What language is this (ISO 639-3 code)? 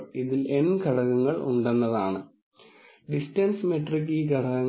mal